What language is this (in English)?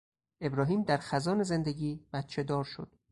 Persian